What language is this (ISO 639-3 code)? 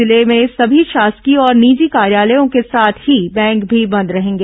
hin